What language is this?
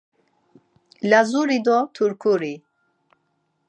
Laz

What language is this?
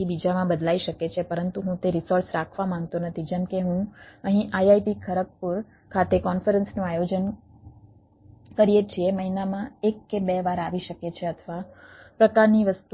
Gujarati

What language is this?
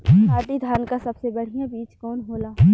Bhojpuri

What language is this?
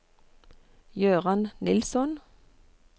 Norwegian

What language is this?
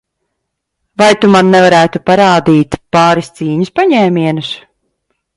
Latvian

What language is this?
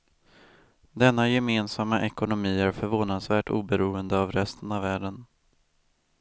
Swedish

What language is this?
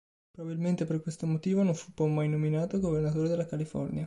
Italian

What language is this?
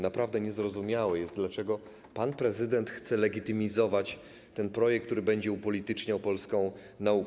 Polish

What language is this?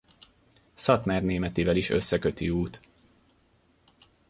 Hungarian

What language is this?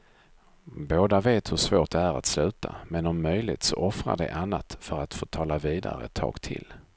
Swedish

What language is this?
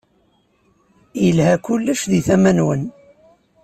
Kabyle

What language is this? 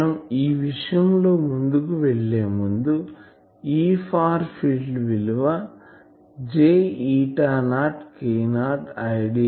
Telugu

